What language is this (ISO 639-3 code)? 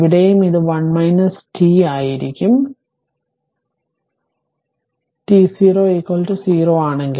mal